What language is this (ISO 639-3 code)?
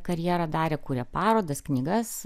lit